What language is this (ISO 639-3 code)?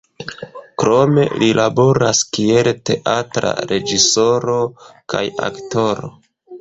epo